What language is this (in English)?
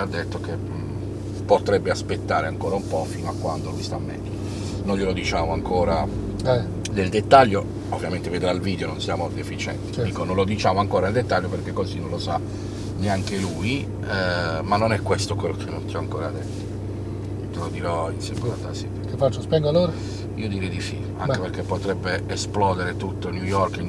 Italian